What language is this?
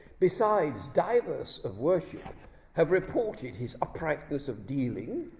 English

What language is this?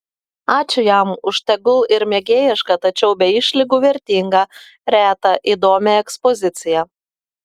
Lithuanian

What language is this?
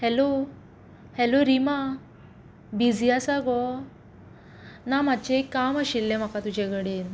Konkani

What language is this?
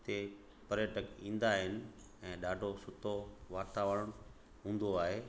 Sindhi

